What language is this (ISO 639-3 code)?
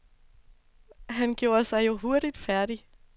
dan